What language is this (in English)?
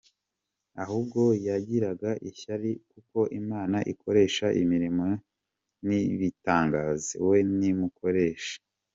Kinyarwanda